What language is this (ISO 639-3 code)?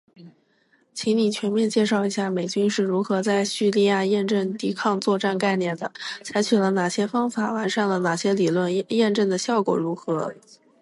zho